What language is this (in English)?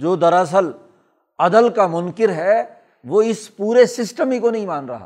Urdu